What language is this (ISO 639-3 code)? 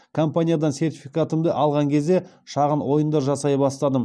kaz